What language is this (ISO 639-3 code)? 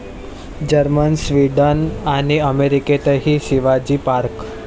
mar